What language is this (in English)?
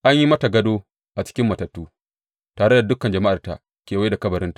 Hausa